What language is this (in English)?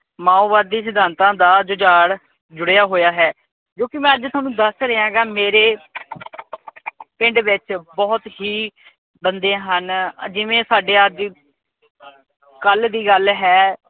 Punjabi